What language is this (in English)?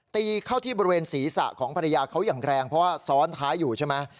Thai